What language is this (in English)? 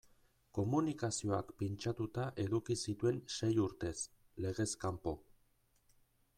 Basque